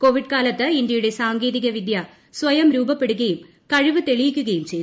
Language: Malayalam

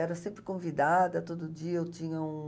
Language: Portuguese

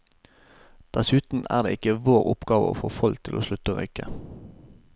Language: Norwegian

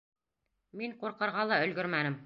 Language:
Bashkir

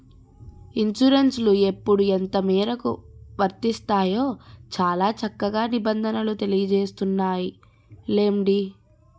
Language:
Telugu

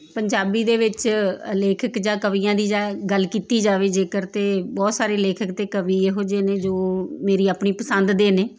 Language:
Punjabi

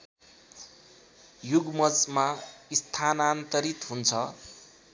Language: Nepali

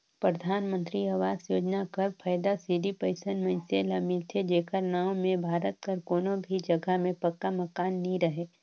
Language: Chhattisgarhi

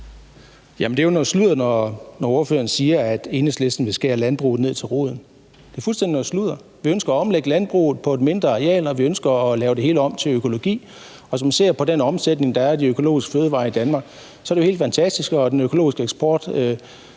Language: Danish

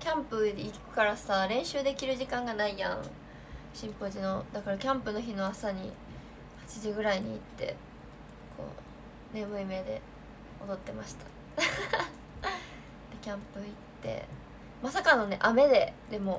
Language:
Japanese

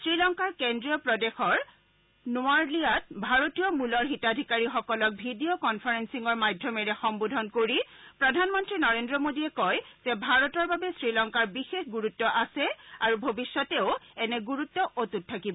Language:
Assamese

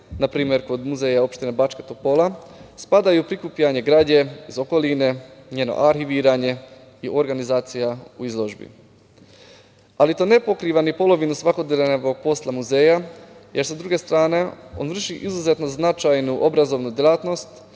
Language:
Serbian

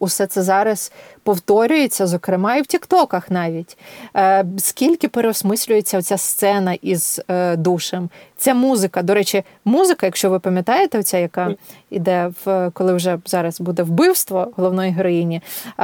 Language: Ukrainian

